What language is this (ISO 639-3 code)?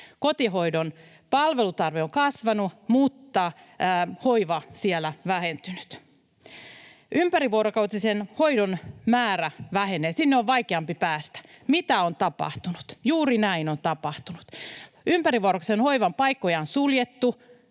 fin